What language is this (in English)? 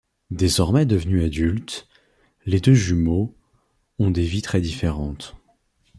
French